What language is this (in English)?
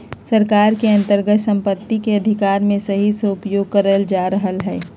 Magahi